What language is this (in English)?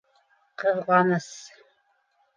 Bashkir